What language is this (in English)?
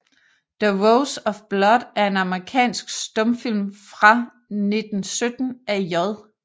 Danish